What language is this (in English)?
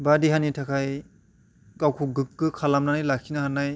Bodo